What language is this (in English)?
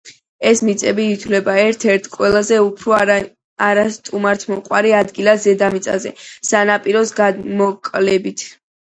Georgian